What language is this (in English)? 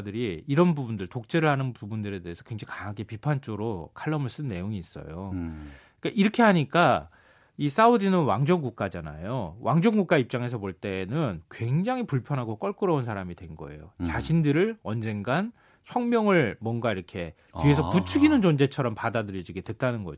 Korean